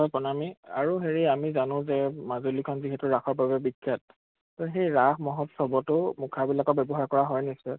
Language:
Assamese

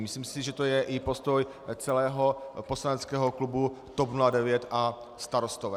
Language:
Czech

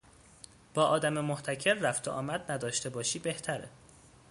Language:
Persian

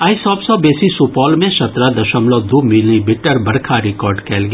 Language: Maithili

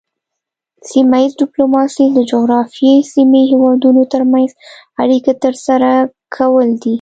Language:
Pashto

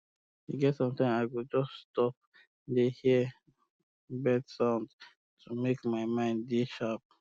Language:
Nigerian Pidgin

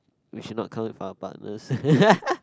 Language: English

